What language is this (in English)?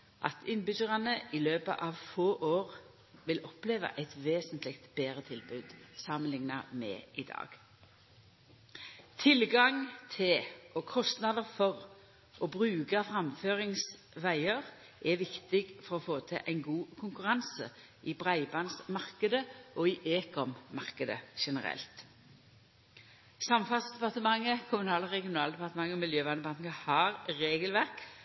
Norwegian Nynorsk